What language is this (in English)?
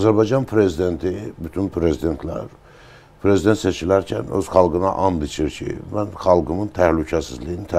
Turkish